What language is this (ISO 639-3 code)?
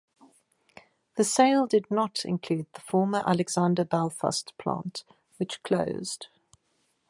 eng